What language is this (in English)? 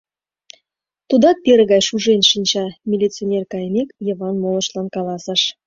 Mari